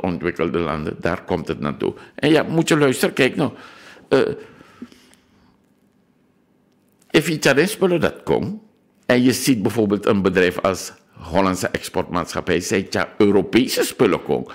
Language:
Dutch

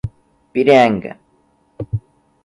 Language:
Portuguese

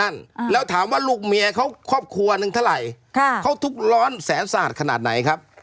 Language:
Thai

